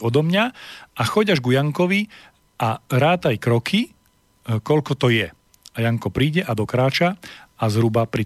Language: Slovak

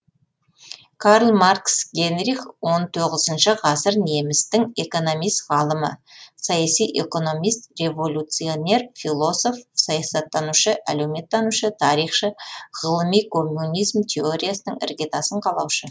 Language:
Kazakh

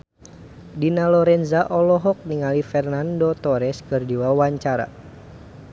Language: Sundanese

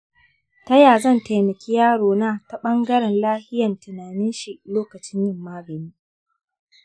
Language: Hausa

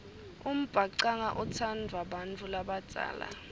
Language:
Swati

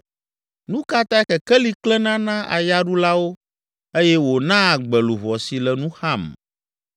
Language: Ewe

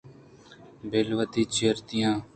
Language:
Eastern Balochi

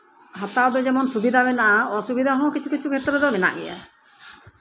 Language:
Santali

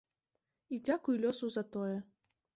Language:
Belarusian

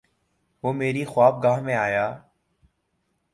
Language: Urdu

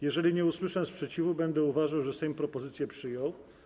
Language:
Polish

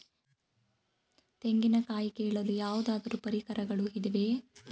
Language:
Kannada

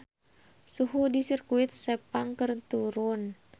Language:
Sundanese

